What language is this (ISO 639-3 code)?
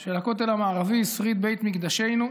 heb